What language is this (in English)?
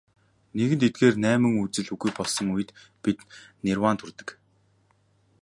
Mongolian